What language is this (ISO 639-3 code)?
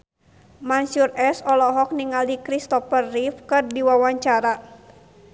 sun